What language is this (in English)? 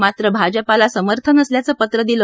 Marathi